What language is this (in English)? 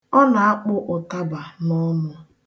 Igbo